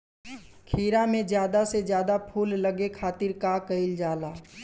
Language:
Bhojpuri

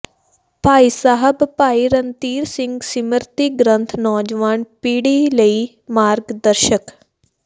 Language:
Punjabi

